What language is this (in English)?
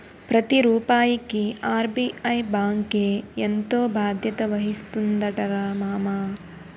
Telugu